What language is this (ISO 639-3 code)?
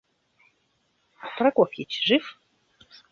rus